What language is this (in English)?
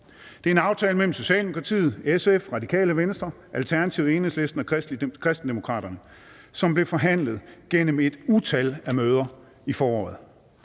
Danish